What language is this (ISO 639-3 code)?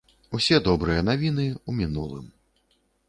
bel